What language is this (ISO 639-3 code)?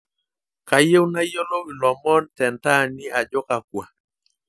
mas